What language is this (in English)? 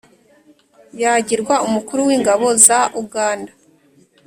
Kinyarwanda